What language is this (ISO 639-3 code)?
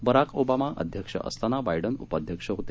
mar